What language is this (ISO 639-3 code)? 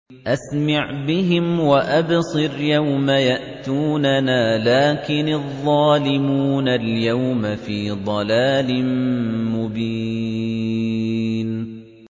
ara